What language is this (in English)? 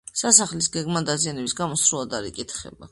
Georgian